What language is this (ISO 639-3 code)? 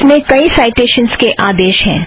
hin